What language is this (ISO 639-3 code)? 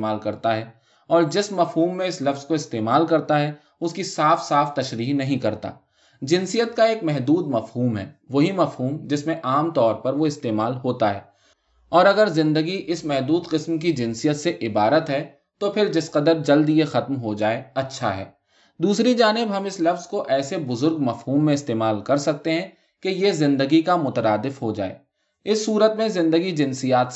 urd